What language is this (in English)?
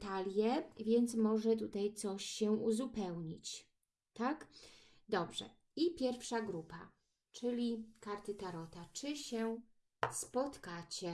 Polish